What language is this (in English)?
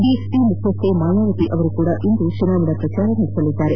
Kannada